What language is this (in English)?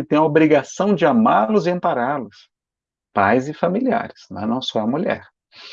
Portuguese